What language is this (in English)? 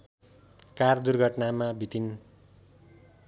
Nepali